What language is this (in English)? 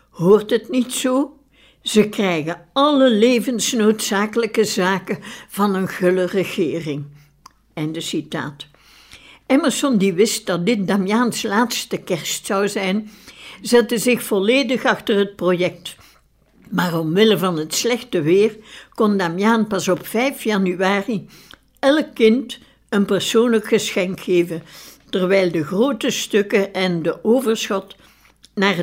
Dutch